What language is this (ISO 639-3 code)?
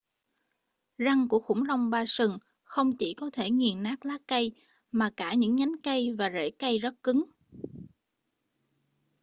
vie